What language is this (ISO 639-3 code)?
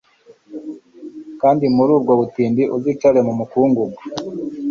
kin